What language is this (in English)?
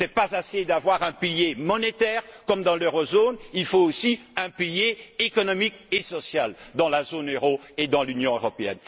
French